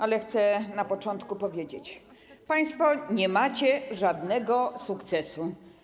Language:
Polish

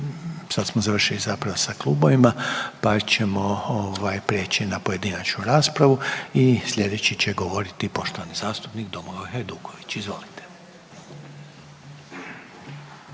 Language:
Croatian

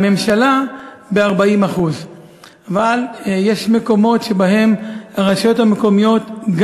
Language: Hebrew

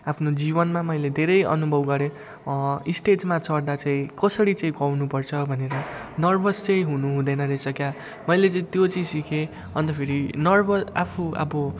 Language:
Nepali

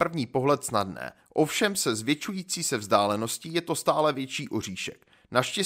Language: Czech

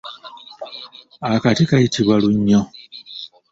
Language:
Ganda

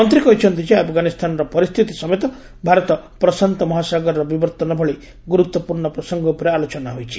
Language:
Odia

